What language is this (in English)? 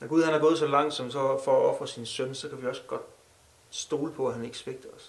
Danish